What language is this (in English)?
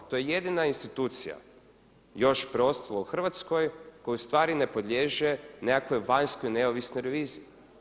Croatian